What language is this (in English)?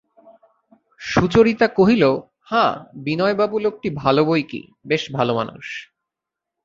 Bangla